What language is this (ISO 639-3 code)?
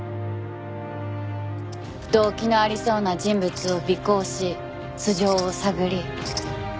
jpn